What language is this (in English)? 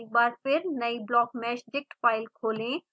Hindi